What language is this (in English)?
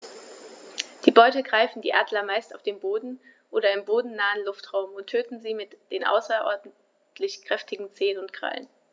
German